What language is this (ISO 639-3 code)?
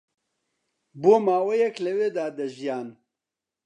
ckb